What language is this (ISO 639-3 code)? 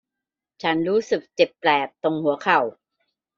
tha